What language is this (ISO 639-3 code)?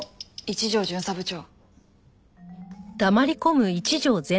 jpn